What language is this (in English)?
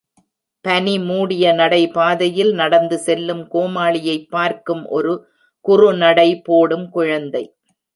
Tamil